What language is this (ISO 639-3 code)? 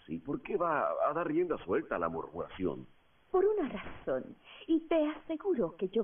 spa